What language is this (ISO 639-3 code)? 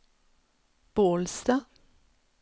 swe